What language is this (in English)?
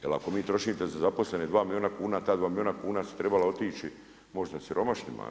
Croatian